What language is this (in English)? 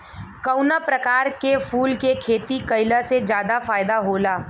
Bhojpuri